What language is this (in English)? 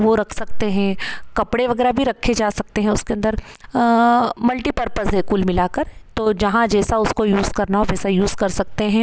Hindi